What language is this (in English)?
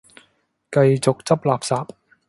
Cantonese